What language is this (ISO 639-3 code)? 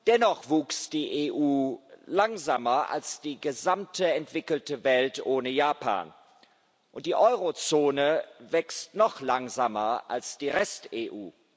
deu